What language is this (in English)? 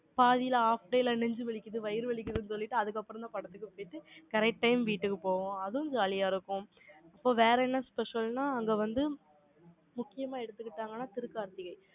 Tamil